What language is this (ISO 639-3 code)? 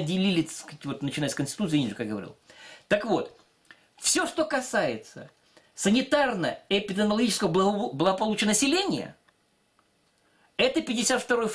rus